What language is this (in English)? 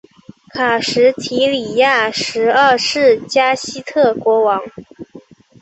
Chinese